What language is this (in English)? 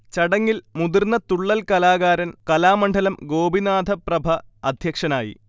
Malayalam